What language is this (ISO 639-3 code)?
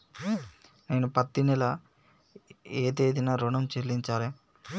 tel